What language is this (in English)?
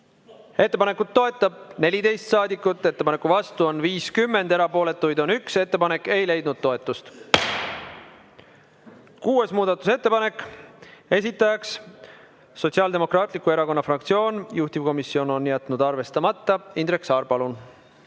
Estonian